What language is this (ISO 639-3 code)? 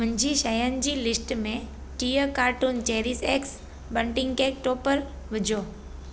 snd